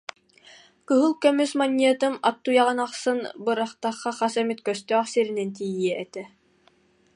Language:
Yakut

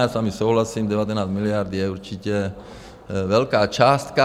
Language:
Czech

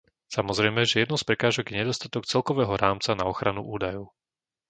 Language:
Slovak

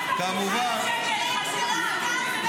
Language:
Hebrew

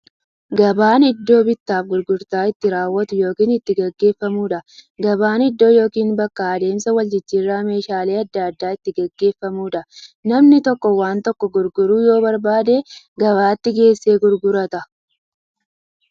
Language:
Oromo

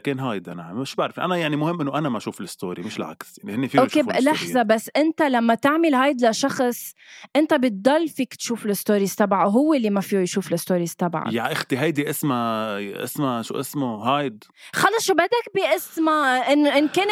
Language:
Arabic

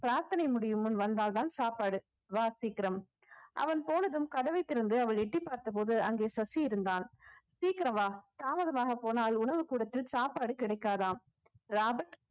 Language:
Tamil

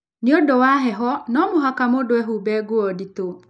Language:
Kikuyu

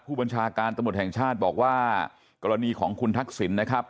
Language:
Thai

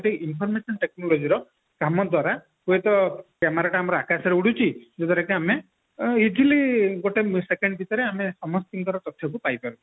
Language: Odia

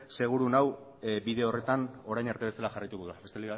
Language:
Basque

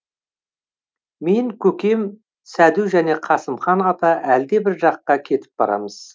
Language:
Kazakh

